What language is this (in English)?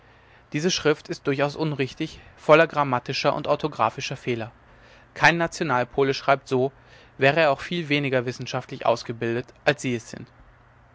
German